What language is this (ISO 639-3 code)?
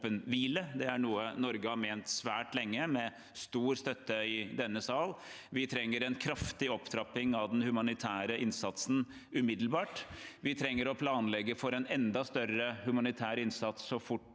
nor